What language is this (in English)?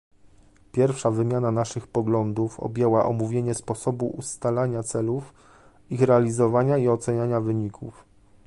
Polish